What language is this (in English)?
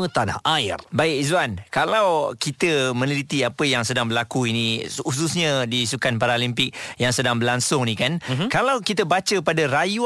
Malay